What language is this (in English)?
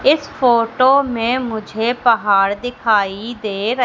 Hindi